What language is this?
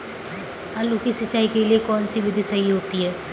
Hindi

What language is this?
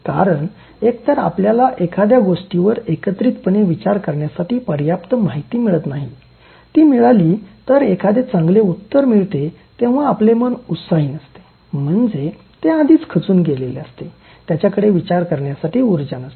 Marathi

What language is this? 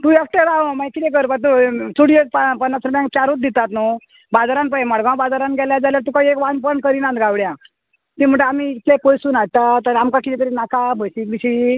Konkani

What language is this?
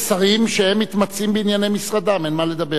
Hebrew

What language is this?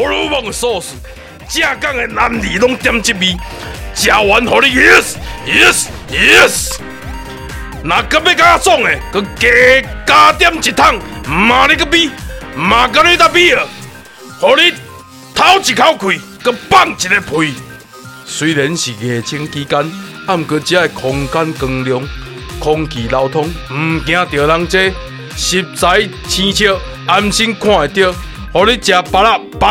Chinese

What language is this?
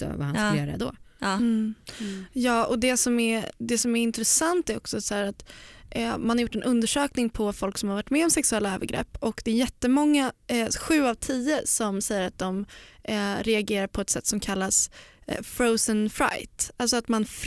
Swedish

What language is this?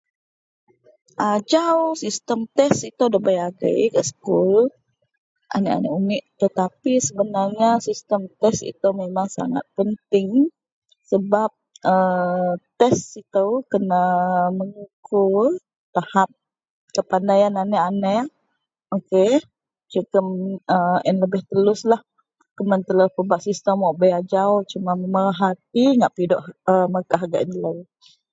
Central Melanau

